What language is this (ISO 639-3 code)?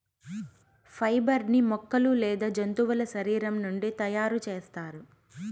tel